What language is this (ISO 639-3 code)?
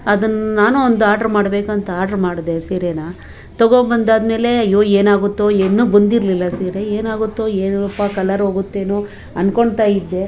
kan